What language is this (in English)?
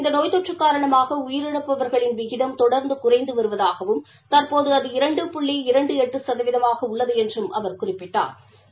Tamil